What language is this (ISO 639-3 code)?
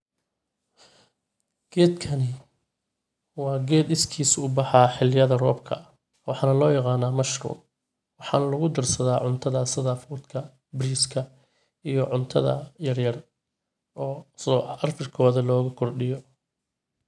som